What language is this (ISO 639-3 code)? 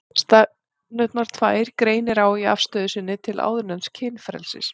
isl